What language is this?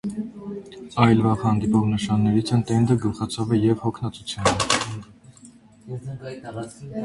Armenian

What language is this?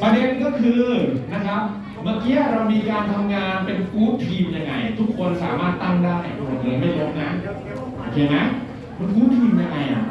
Thai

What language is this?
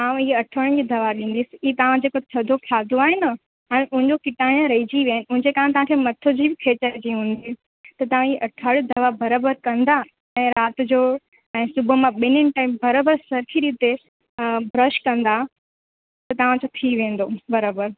Sindhi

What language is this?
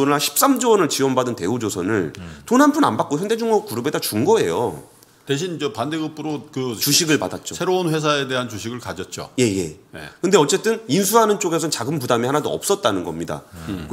Korean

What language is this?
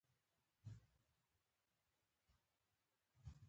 Pashto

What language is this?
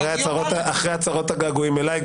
Hebrew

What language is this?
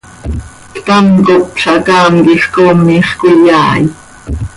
Seri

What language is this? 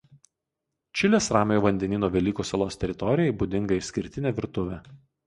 Lithuanian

